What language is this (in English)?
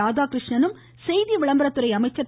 Tamil